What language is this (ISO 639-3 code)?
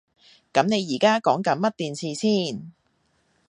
yue